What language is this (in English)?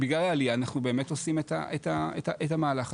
Hebrew